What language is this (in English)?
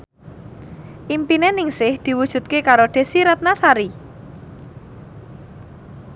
Javanese